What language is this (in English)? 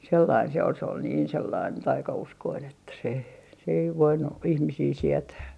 Finnish